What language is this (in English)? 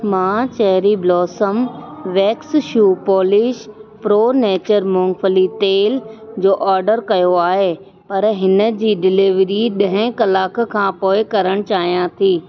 Sindhi